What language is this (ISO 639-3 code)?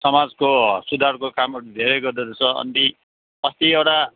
nep